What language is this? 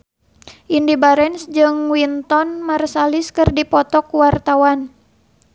Sundanese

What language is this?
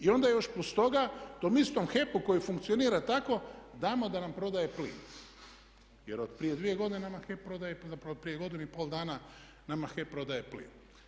Croatian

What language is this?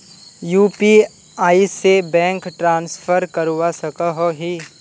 Magahi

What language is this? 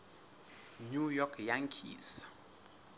Southern Sotho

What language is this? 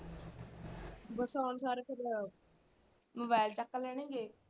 Punjabi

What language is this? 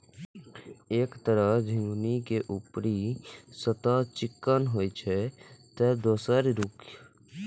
Maithili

